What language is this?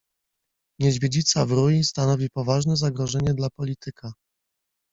Polish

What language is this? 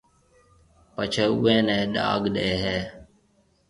Marwari (Pakistan)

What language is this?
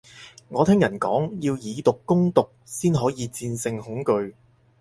Cantonese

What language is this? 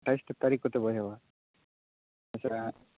Santali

